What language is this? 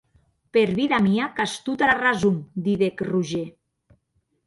Occitan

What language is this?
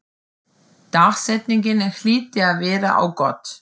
Icelandic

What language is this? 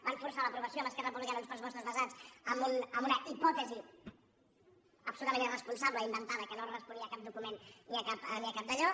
Catalan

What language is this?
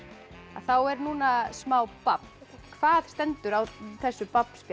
Icelandic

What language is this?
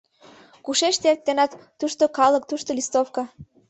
Mari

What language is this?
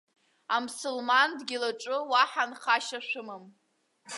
Abkhazian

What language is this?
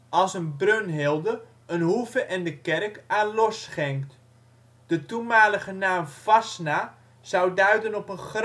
Dutch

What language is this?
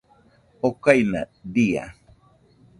Nüpode Huitoto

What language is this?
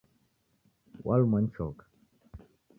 Taita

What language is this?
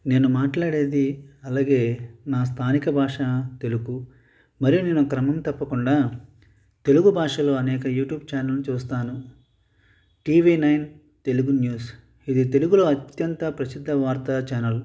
Telugu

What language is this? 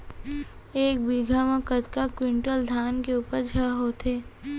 Chhattisgarhi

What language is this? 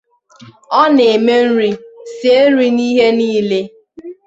Igbo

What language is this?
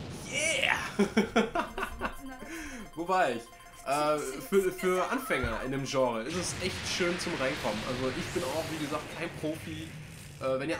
German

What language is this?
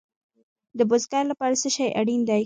Pashto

